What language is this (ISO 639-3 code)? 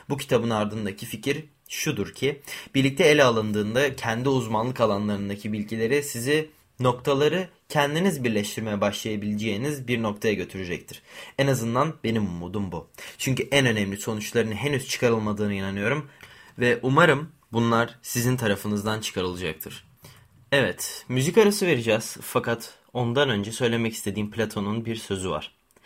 tur